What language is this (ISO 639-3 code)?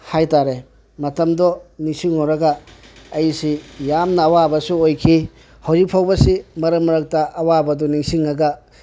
mni